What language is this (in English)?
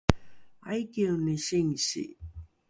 Rukai